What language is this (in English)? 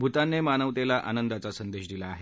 Marathi